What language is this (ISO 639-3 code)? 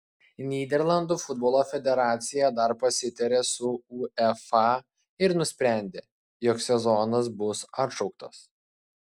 lit